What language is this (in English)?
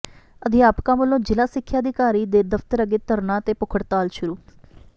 Punjabi